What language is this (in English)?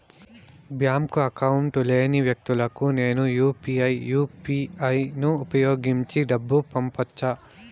Telugu